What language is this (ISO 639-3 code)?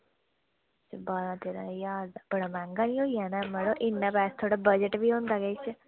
doi